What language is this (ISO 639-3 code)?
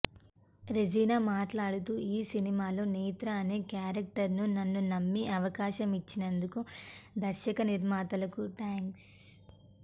tel